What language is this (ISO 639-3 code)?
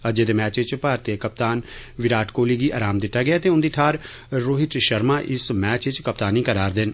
doi